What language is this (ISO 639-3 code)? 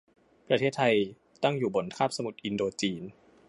tha